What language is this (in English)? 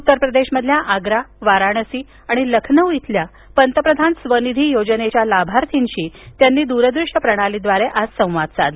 Marathi